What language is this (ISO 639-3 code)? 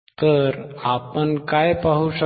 mar